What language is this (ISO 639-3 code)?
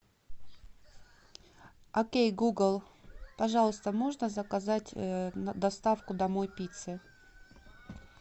rus